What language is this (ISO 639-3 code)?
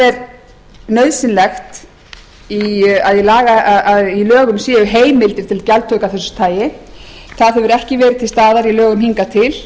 isl